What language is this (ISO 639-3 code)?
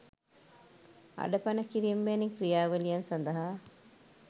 sin